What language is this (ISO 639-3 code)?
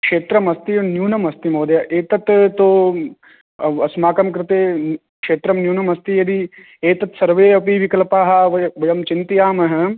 san